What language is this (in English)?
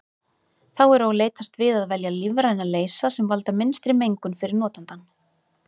Icelandic